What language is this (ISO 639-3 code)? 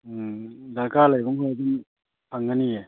mni